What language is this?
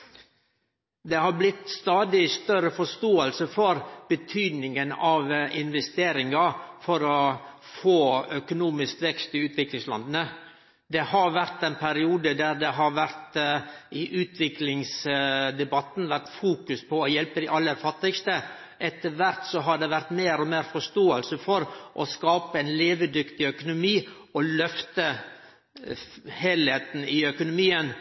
Norwegian Nynorsk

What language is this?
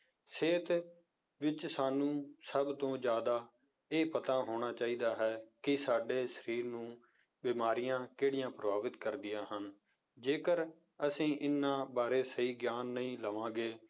Punjabi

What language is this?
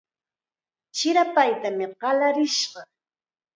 Chiquián Ancash Quechua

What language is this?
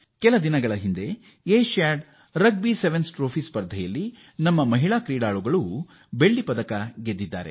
Kannada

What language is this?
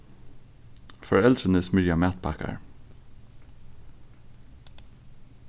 Faroese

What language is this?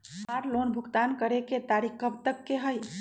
Magahi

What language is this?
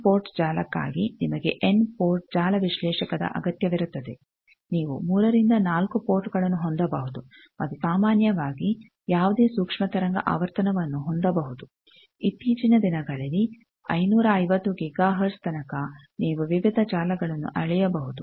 Kannada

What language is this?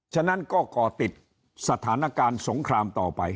Thai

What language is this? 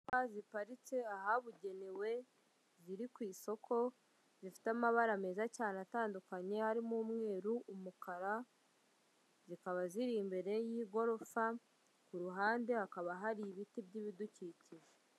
Kinyarwanda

